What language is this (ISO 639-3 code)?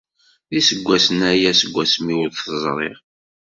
kab